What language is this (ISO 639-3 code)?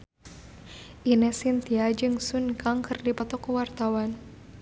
sun